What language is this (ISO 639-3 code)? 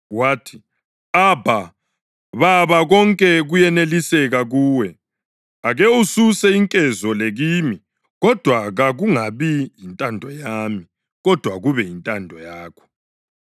nde